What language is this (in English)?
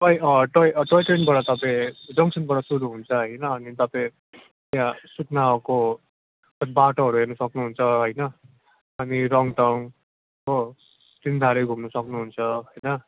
Nepali